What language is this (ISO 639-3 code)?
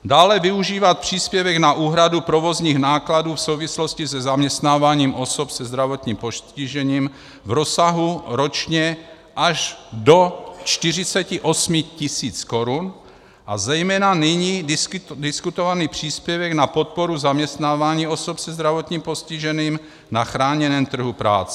ces